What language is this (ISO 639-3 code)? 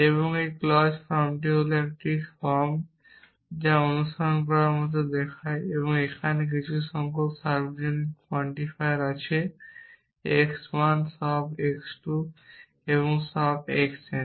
ben